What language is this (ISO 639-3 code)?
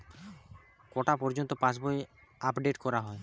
ben